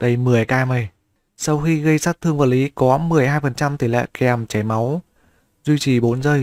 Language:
Vietnamese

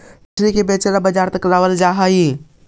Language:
Magahi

